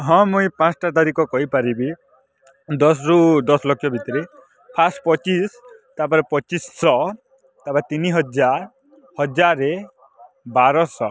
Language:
Odia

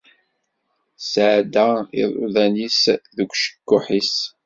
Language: Kabyle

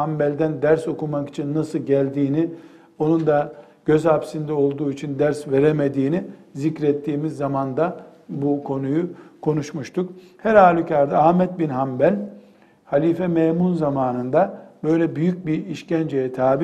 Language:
Turkish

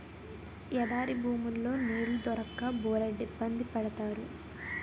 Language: Telugu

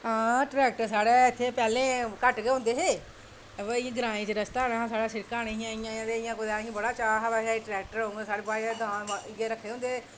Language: Dogri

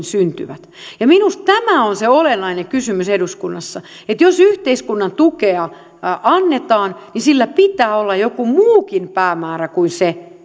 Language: Finnish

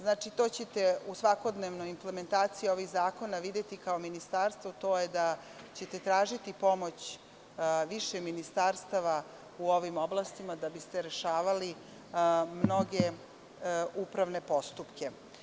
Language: Serbian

